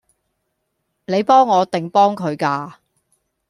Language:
Cantonese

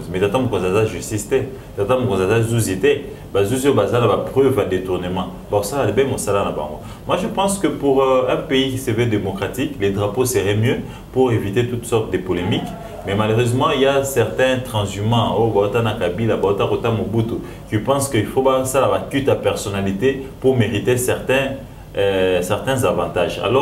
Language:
French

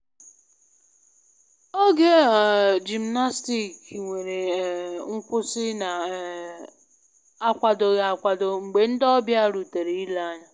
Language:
Igbo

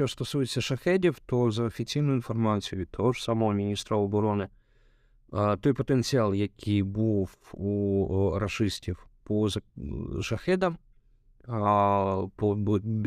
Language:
Ukrainian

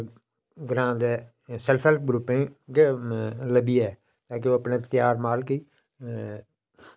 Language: Dogri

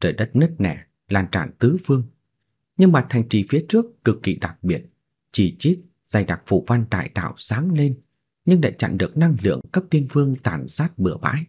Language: Vietnamese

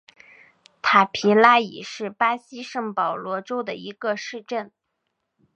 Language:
Chinese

